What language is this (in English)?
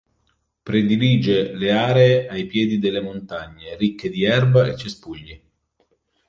Italian